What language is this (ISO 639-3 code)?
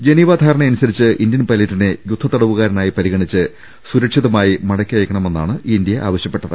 mal